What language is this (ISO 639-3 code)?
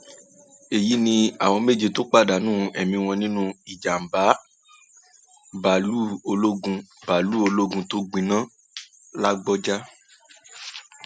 yor